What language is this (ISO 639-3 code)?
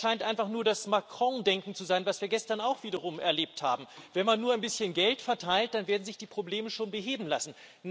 deu